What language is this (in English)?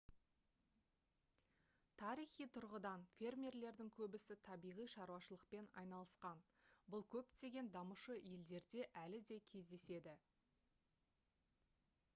Kazakh